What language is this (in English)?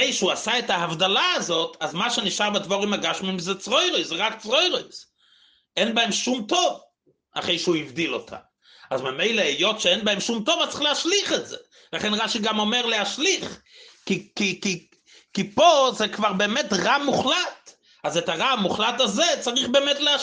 Hebrew